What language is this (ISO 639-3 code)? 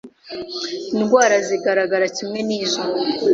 kin